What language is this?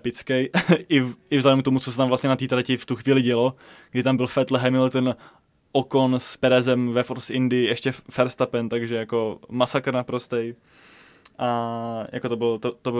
Czech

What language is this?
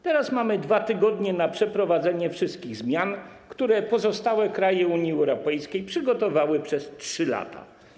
Polish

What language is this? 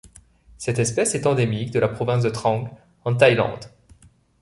French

